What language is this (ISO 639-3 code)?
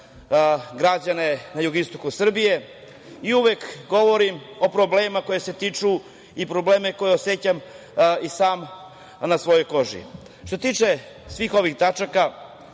srp